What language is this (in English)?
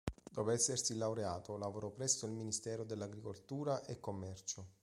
Italian